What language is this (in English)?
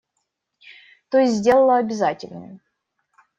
Russian